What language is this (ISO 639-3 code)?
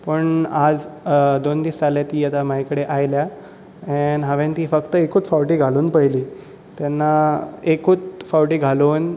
kok